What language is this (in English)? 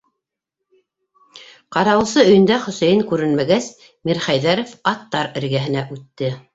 Bashkir